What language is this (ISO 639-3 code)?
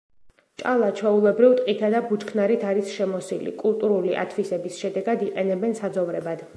kat